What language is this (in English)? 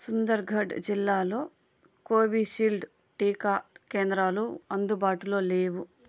Telugu